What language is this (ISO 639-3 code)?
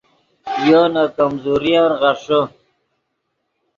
ydg